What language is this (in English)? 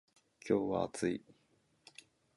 Japanese